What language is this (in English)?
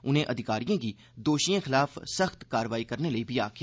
Dogri